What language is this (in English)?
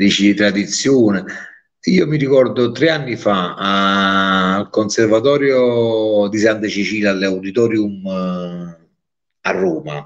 Italian